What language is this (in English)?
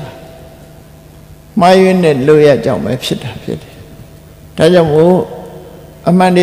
Thai